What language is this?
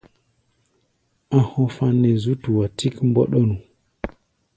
Gbaya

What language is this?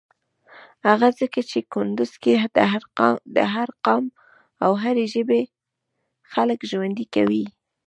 Pashto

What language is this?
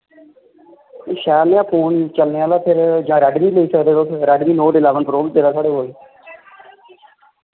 Dogri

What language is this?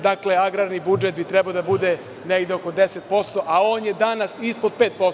Serbian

